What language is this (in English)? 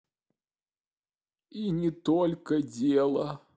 Russian